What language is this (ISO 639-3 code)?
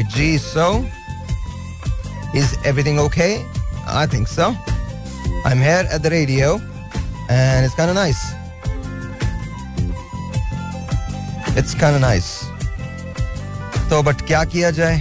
hin